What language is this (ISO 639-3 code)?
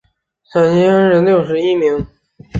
zho